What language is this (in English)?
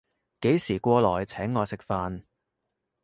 Cantonese